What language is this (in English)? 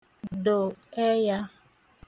Igbo